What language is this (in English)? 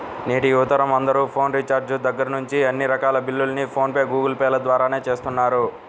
Telugu